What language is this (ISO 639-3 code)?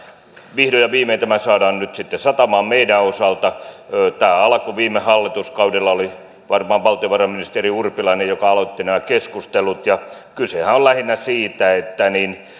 fin